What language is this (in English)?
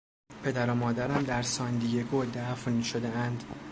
Persian